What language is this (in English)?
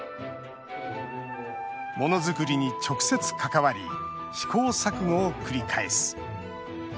Japanese